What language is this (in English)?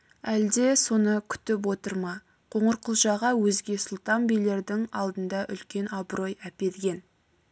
Kazakh